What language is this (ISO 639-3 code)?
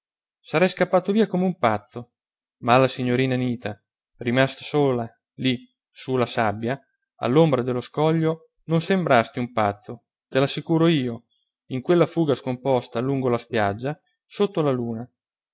ita